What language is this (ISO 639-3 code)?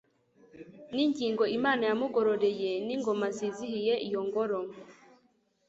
kin